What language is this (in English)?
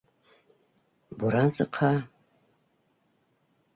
Bashkir